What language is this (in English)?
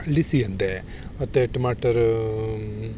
Dogri